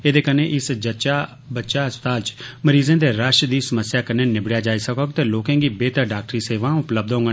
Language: Dogri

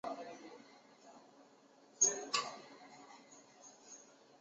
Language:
Chinese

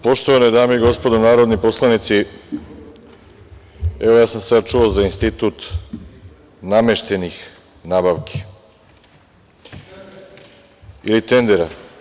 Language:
Serbian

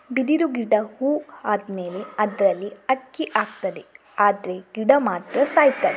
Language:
Kannada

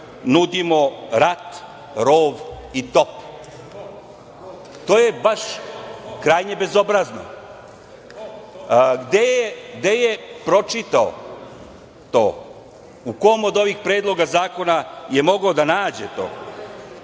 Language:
Serbian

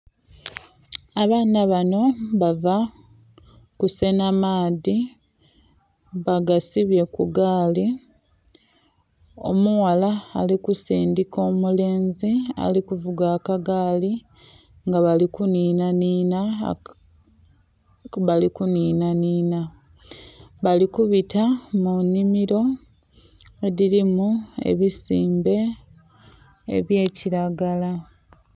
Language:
Soga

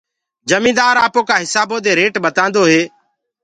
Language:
Gurgula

